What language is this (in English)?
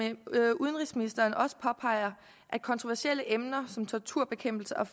Danish